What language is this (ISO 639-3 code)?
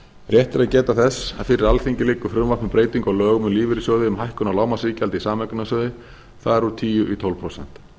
isl